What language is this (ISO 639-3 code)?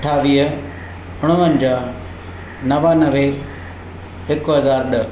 snd